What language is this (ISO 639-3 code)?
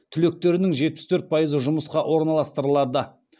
kaz